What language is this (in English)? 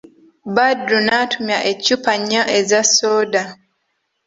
Ganda